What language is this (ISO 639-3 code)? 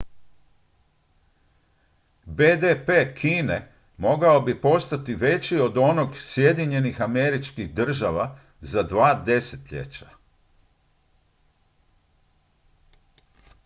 hrv